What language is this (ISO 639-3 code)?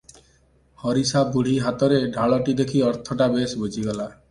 ori